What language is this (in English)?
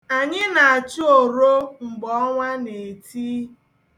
Igbo